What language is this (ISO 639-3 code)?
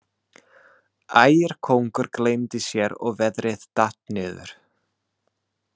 isl